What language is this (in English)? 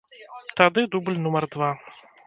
Belarusian